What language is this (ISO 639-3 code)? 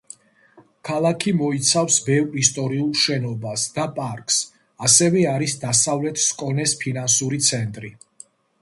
kat